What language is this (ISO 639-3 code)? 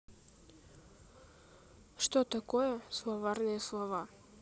rus